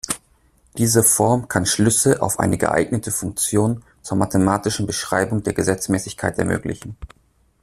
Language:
German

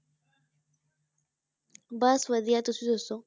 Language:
Punjabi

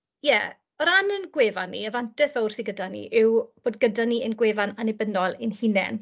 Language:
Welsh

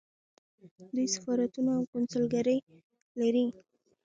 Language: Pashto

